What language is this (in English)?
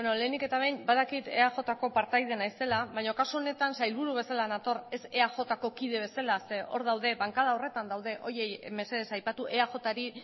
Basque